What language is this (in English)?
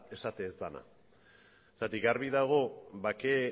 Basque